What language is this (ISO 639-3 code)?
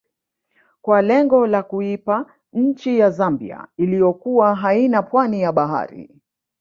swa